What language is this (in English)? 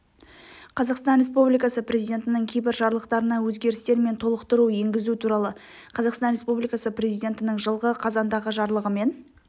Kazakh